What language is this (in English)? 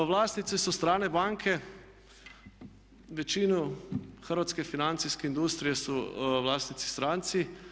Croatian